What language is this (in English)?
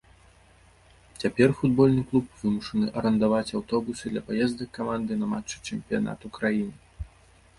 Belarusian